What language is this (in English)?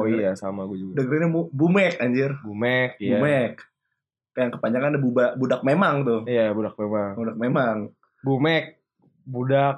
Indonesian